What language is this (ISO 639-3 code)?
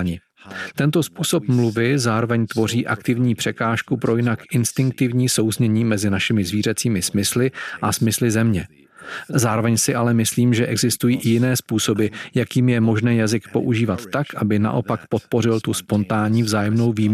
ces